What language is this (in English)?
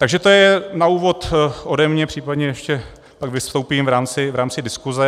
Czech